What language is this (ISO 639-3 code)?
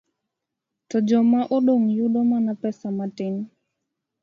luo